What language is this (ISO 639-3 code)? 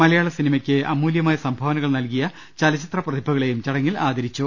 mal